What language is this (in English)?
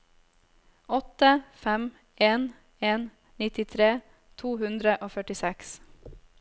Norwegian